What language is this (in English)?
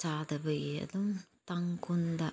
Manipuri